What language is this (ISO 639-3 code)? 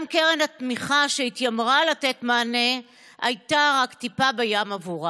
heb